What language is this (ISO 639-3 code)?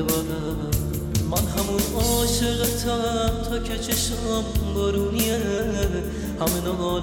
fas